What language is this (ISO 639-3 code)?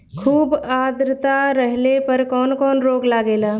bho